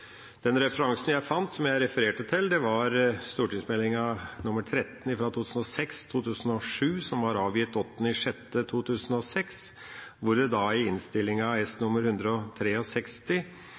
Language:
Norwegian Bokmål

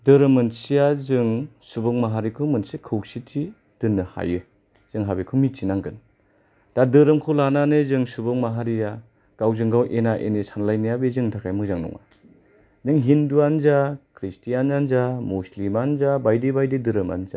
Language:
Bodo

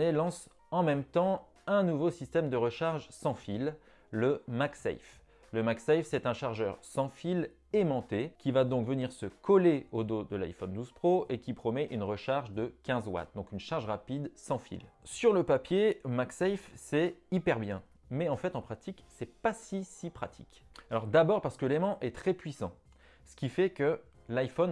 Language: French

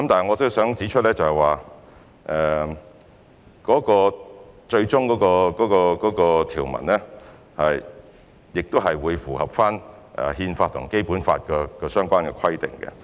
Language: Cantonese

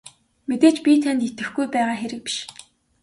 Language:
Mongolian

